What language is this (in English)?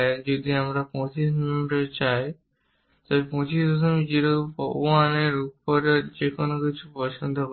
Bangla